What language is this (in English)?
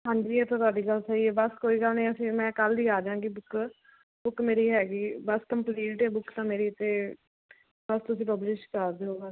Punjabi